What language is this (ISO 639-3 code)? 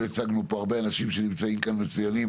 heb